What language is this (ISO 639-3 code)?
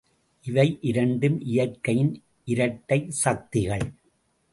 tam